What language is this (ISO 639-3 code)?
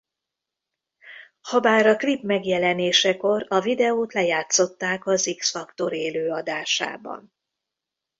hun